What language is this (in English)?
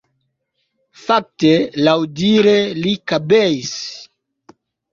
Esperanto